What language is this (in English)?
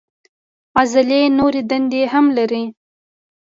Pashto